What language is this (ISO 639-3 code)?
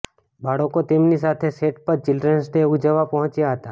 guj